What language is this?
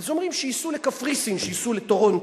Hebrew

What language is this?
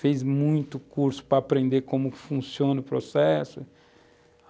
Portuguese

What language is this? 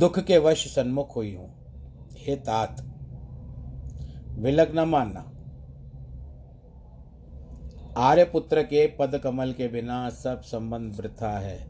Hindi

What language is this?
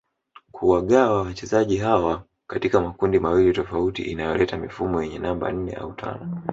Swahili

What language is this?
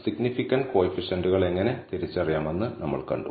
Malayalam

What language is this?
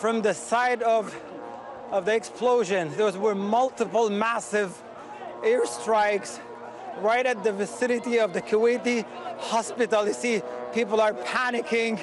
Greek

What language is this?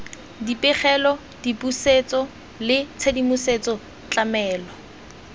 Tswana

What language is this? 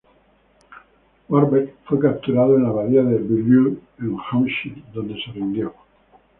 Spanish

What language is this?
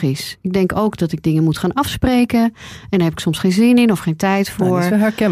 Dutch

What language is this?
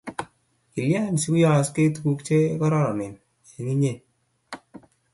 Kalenjin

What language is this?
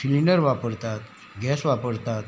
Konkani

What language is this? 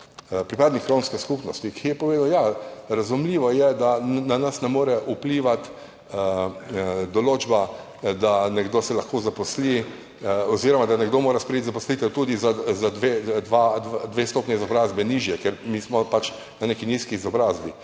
Slovenian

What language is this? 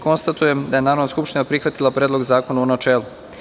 Serbian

